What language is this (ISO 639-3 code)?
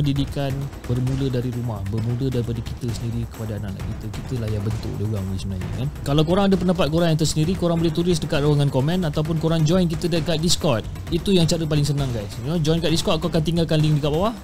msa